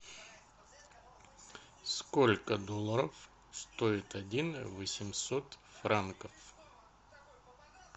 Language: Russian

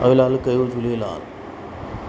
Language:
Sindhi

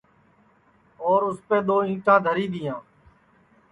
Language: Sansi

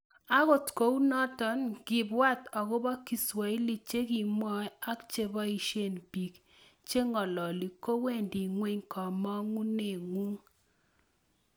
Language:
Kalenjin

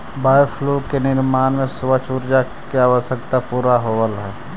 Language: Magahi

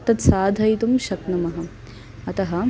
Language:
Sanskrit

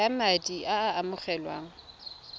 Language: Tswana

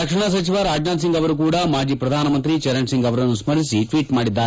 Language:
Kannada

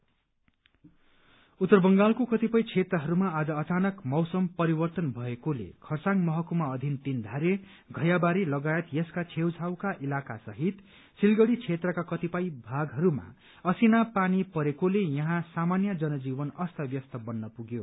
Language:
Nepali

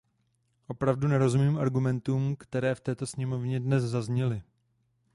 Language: Czech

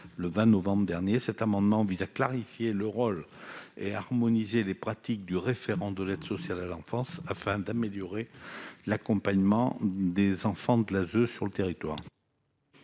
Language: French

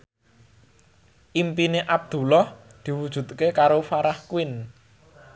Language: Javanese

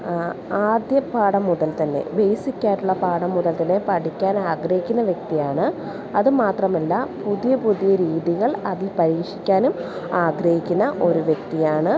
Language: Malayalam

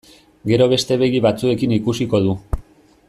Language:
Basque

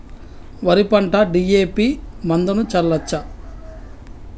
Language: Telugu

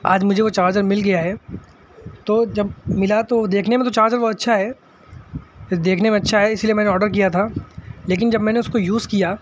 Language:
Urdu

